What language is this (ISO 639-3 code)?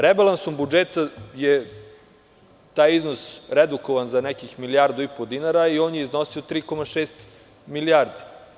srp